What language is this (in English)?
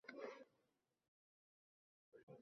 Uzbek